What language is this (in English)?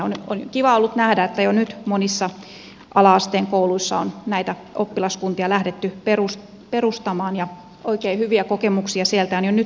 Finnish